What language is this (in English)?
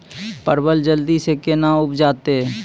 Maithili